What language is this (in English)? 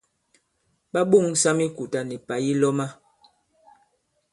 Bankon